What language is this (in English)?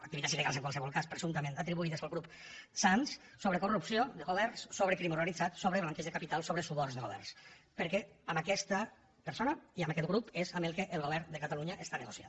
Catalan